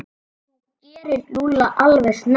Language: Icelandic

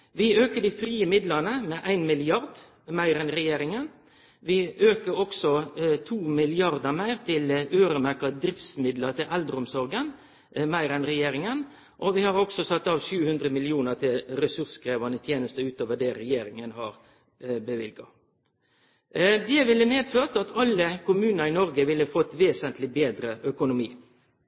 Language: Norwegian Nynorsk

